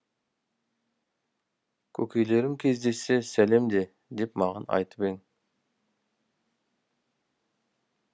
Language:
Kazakh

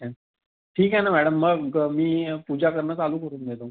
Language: Marathi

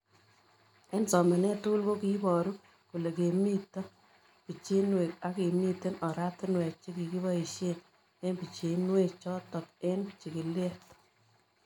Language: Kalenjin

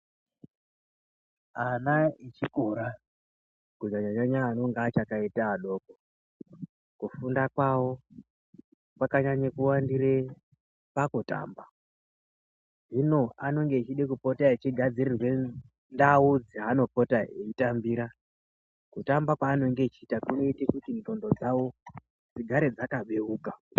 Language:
Ndau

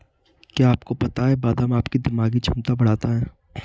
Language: Hindi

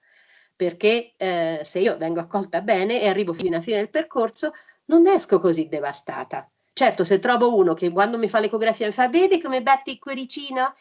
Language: Italian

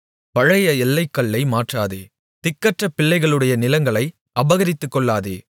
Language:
Tamil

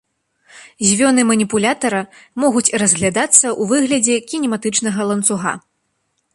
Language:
Belarusian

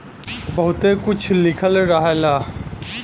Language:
Bhojpuri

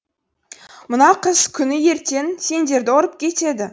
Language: Kazakh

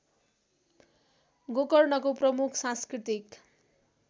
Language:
Nepali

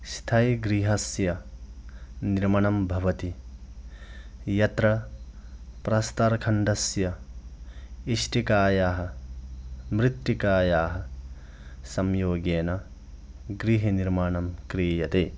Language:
Sanskrit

